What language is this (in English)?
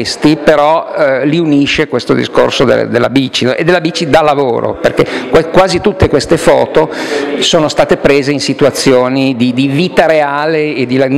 Italian